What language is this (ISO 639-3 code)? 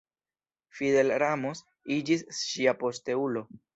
epo